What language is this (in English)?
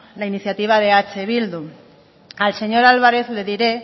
Spanish